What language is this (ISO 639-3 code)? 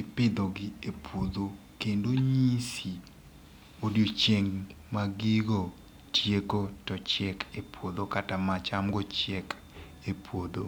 luo